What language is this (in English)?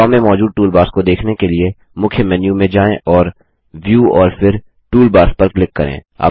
Hindi